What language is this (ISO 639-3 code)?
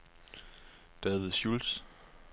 dan